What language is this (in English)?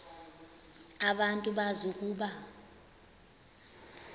Xhosa